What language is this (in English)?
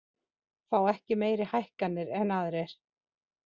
Icelandic